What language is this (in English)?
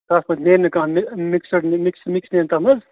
Kashmiri